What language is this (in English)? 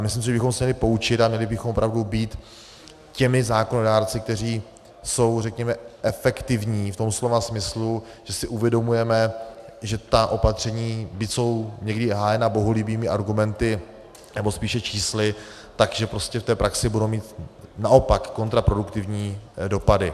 Czech